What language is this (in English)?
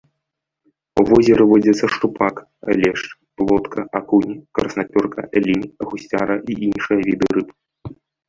Belarusian